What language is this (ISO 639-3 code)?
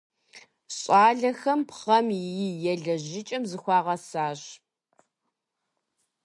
kbd